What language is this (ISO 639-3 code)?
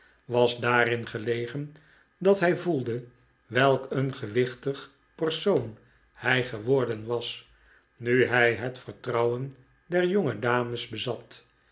nld